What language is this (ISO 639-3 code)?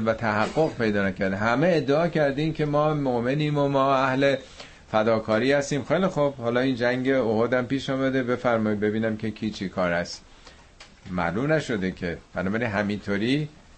fas